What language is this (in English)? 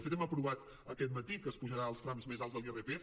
Catalan